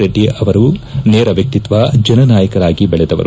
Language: Kannada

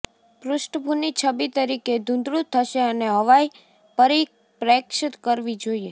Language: Gujarati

